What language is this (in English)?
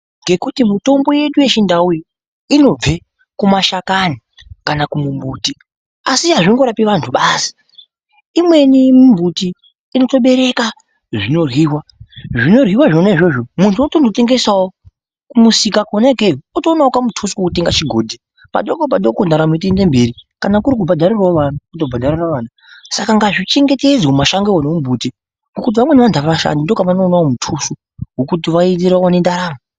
Ndau